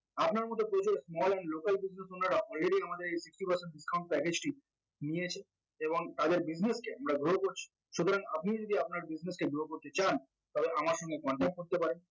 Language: Bangla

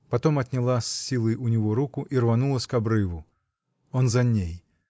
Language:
Russian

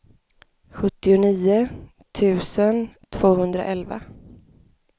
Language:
Swedish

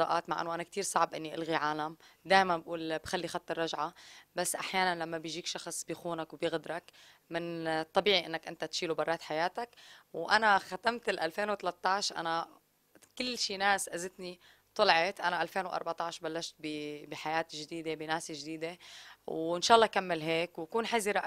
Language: Arabic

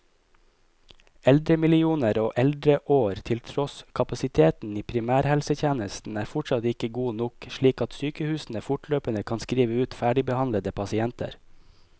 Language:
Norwegian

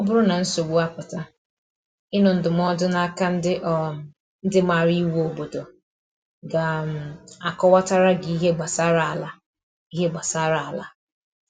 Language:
Igbo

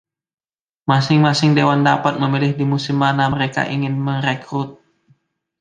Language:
Indonesian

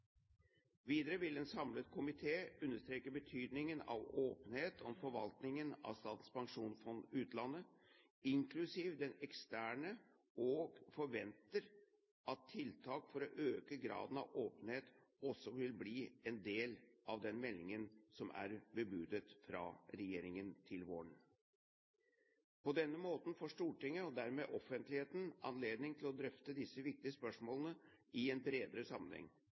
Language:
Norwegian Bokmål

